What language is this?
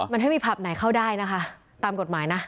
Thai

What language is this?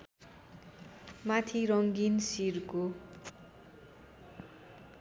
Nepali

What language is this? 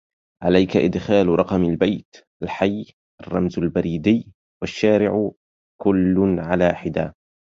Arabic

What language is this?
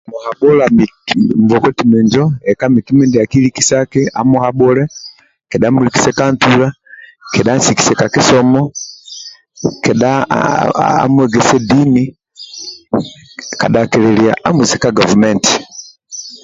Amba (Uganda)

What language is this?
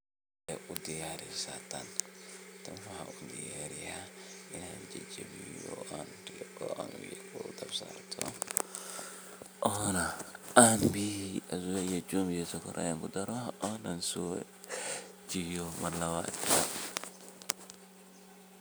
Somali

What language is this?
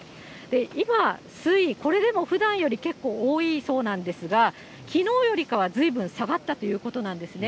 Japanese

